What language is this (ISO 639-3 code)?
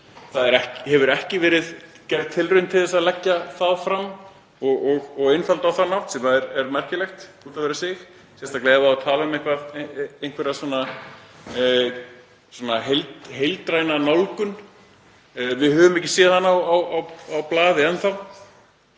isl